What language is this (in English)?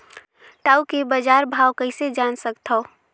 Chhattisgarhi